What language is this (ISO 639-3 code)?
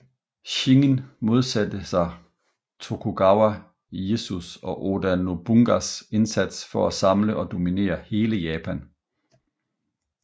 dan